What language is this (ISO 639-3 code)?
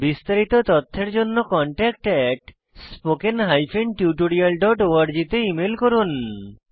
ben